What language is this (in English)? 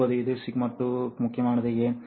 Tamil